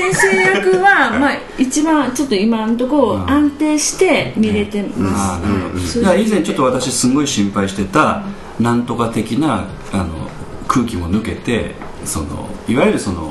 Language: Japanese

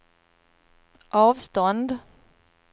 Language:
Swedish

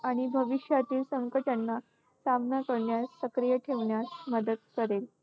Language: Marathi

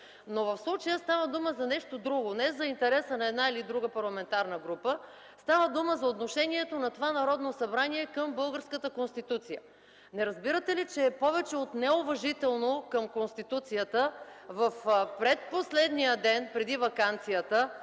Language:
Bulgarian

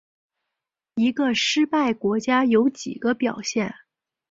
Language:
Chinese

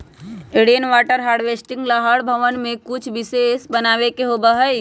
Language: Magahi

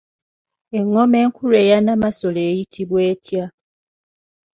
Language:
Ganda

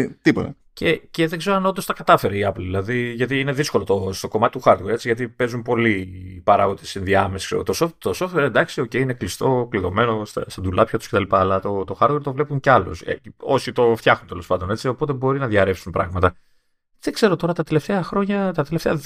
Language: Greek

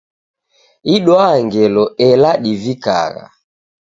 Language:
Taita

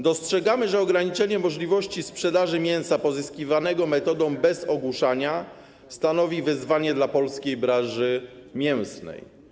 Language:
Polish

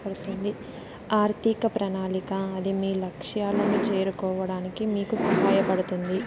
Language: Telugu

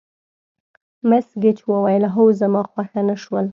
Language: Pashto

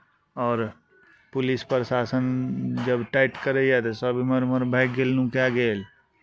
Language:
Maithili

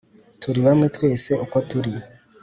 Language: Kinyarwanda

